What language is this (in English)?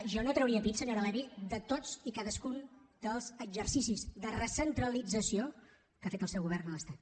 Catalan